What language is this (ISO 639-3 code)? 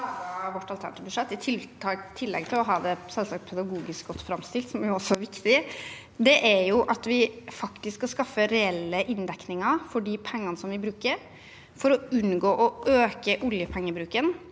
nor